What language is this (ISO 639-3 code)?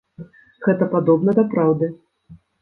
bel